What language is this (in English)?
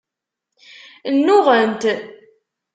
Kabyle